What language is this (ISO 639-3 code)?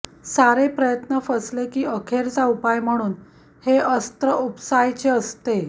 mar